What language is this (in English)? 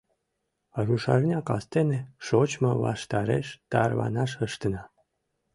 Mari